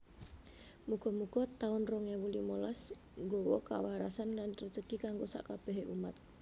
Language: Javanese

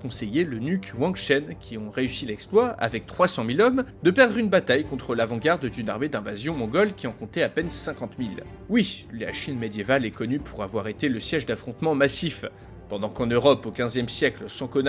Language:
French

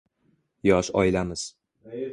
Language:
Uzbek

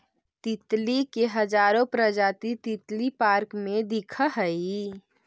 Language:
Magahi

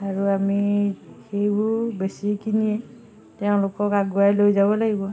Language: Assamese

